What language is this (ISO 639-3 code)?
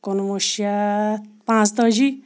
kas